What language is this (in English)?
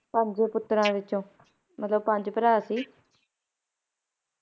Punjabi